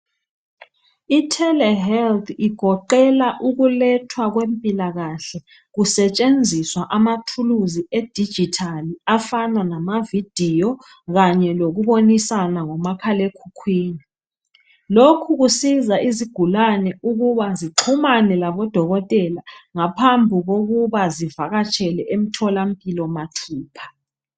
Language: North Ndebele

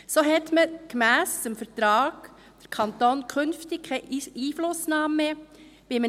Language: Swiss German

